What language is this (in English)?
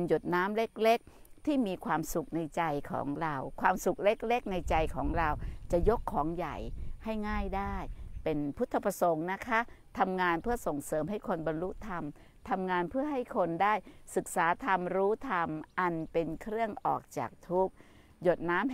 Thai